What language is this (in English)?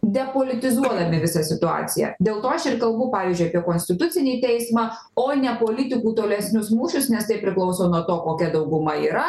Lithuanian